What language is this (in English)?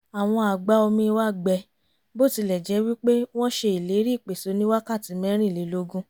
Yoruba